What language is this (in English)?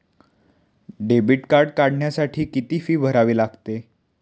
Marathi